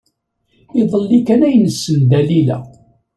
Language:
Kabyle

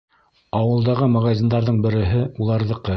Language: Bashkir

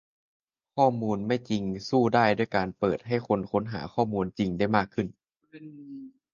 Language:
Thai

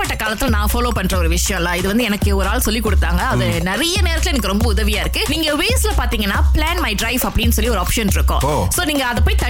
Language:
Tamil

